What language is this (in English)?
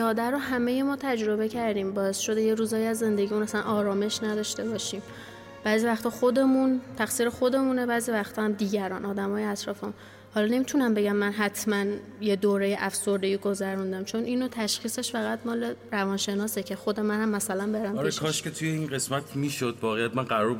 Persian